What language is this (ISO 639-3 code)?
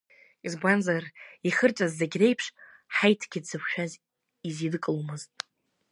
abk